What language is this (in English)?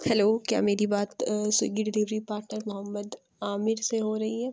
Urdu